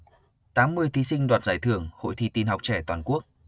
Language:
Vietnamese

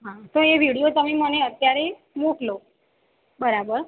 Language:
Gujarati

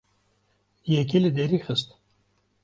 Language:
Kurdish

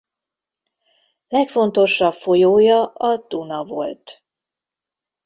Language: Hungarian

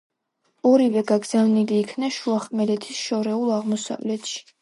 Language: Georgian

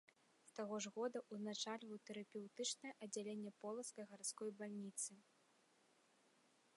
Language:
Belarusian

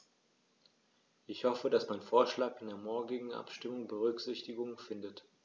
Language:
German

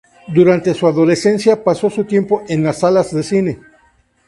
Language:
Spanish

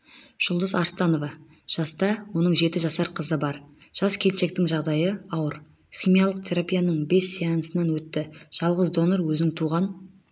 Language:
Kazakh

